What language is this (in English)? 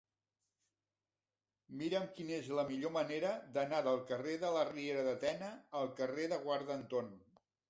Catalan